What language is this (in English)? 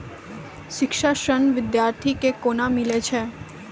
Maithili